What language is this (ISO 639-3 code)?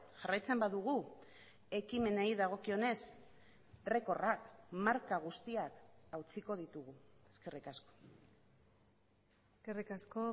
eus